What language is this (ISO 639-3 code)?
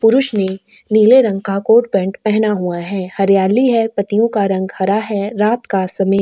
hin